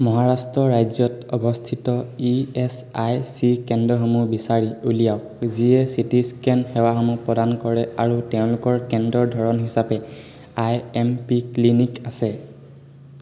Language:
Assamese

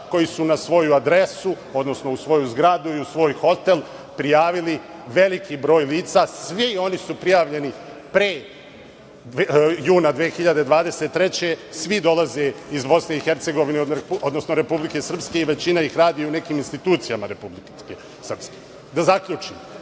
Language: Serbian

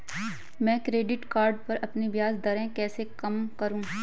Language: Hindi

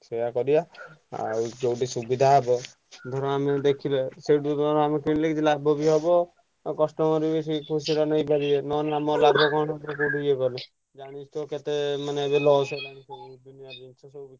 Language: Odia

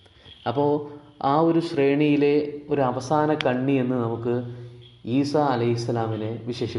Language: Malayalam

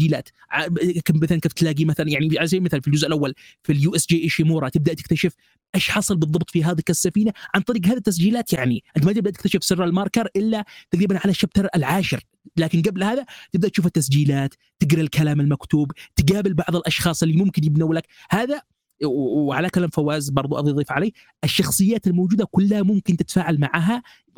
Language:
Arabic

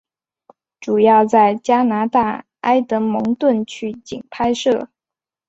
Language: Chinese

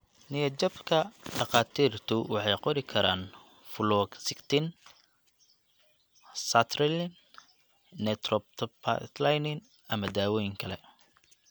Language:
Somali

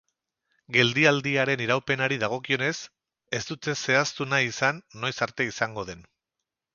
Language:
Basque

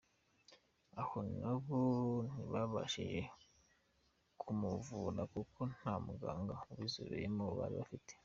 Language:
Kinyarwanda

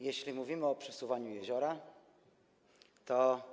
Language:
Polish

